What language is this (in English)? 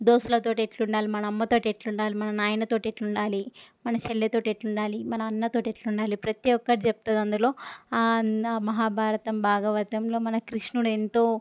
Telugu